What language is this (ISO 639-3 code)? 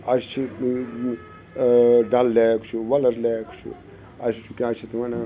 kas